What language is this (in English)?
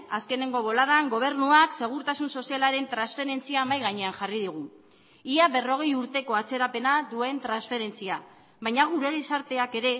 Basque